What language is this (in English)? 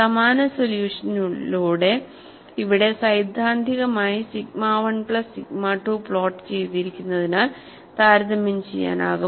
Malayalam